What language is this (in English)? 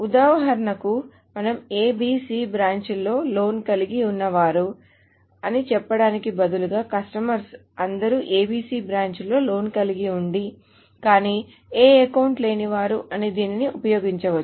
Telugu